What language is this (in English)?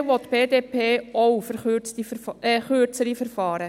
Swiss German